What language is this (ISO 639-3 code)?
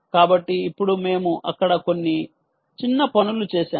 tel